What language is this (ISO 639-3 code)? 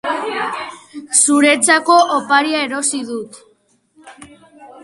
eus